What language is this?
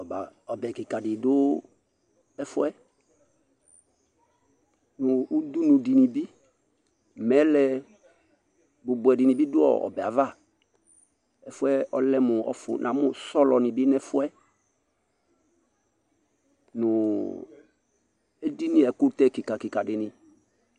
Ikposo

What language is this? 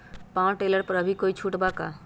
Magahi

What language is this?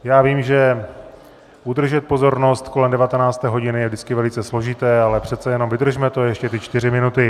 Czech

